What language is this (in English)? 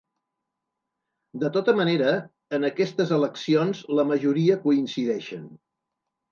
Catalan